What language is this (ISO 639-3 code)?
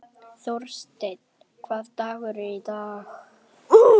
isl